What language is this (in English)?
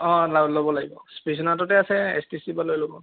Assamese